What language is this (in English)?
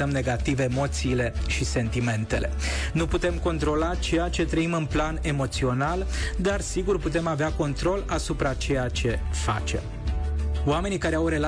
Romanian